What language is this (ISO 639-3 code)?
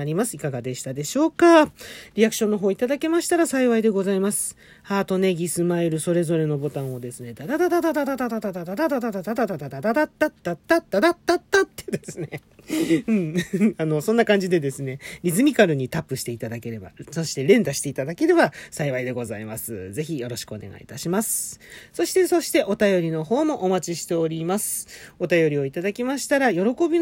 jpn